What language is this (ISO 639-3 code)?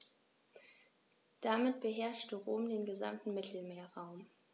deu